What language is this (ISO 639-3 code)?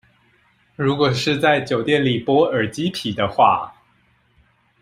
zho